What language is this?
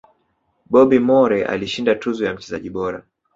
Swahili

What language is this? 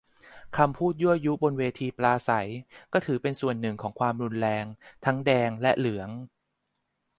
Thai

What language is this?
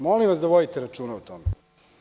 Serbian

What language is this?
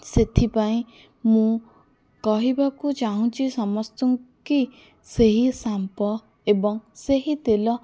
Odia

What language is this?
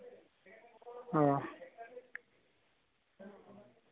Assamese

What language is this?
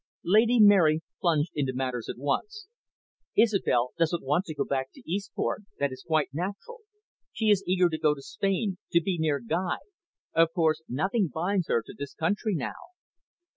English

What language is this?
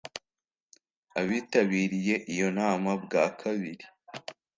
Kinyarwanda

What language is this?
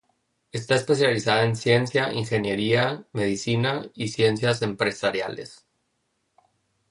Spanish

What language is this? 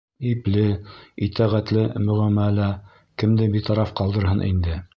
Bashkir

